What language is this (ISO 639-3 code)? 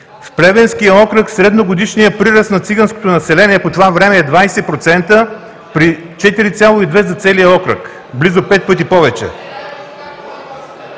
bul